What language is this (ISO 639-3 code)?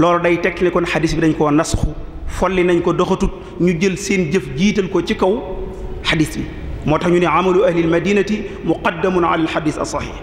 ara